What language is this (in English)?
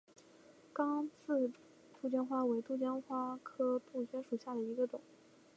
Chinese